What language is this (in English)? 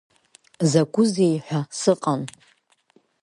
Abkhazian